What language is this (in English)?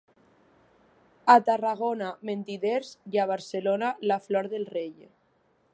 Catalan